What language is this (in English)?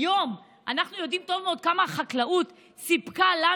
Hebrew